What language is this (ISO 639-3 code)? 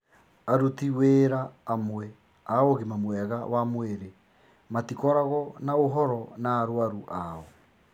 kik